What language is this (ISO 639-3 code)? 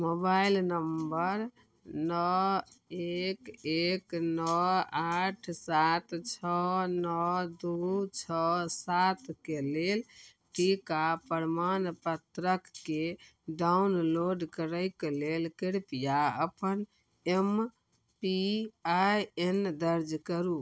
mai